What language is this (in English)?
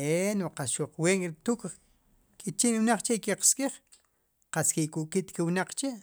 Sipacapense